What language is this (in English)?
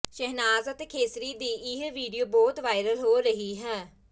Punjabi